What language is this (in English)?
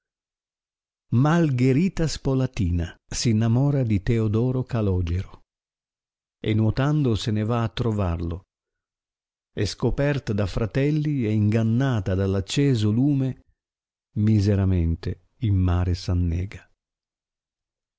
Italian